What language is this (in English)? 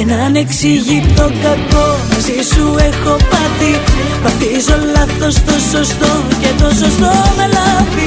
Greek